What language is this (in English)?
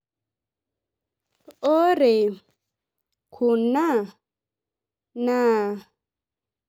Masai